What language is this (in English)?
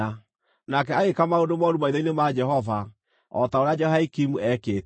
Kikuyu